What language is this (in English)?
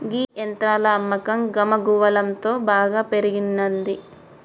Telugu